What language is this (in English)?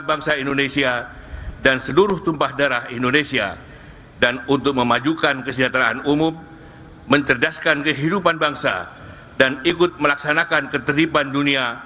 Indonesian